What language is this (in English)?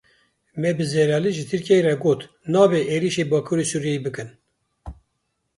Kurdish